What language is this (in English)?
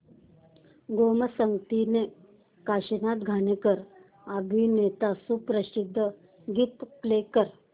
Marathi